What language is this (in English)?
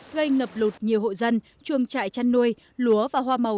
Vietnamese